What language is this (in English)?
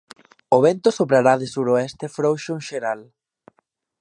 Galician